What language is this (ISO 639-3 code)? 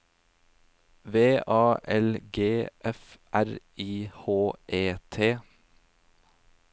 nor